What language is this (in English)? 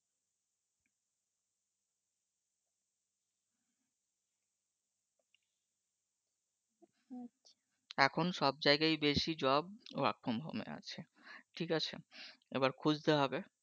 Bangla